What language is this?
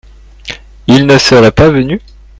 French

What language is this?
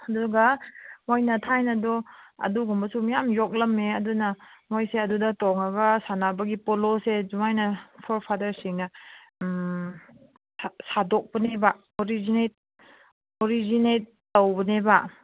Manipuri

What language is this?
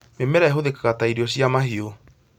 Kikuyu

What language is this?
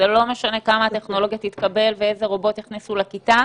Hebrew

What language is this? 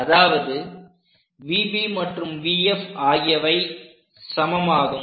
Tamil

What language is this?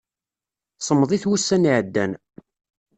Kabyle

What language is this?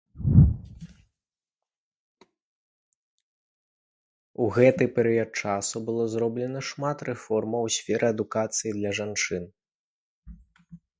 Belarusian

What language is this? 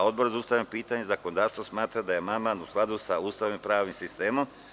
Serbian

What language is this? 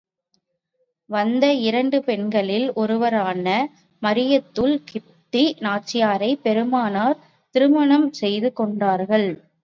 Tamil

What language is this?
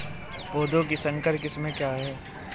Hindi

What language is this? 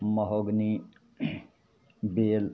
Maithili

